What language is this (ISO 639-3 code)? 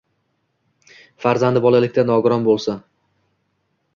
uzb